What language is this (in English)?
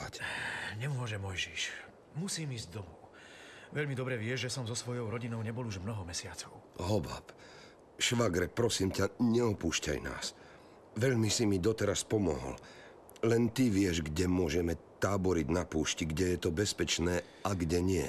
Slovak